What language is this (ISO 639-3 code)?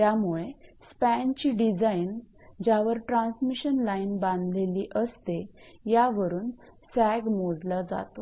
mar